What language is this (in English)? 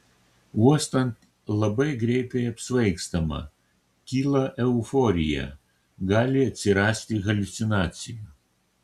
Lithuanian